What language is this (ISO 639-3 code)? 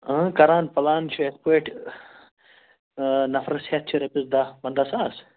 kas